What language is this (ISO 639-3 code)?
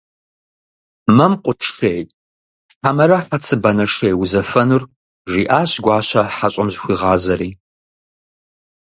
kbd